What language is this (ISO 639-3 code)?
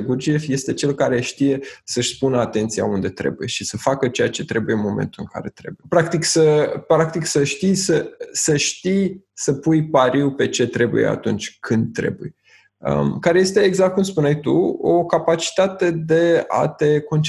ron